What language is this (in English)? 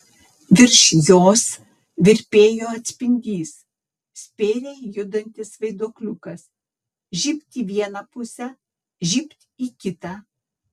Lithuanian